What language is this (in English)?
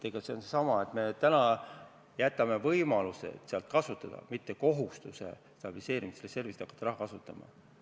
Estonian